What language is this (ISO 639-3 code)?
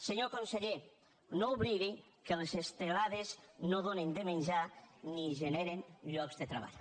cat